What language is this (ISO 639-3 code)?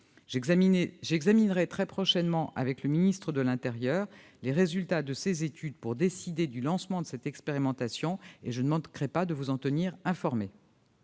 fra